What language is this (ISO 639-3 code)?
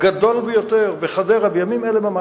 heb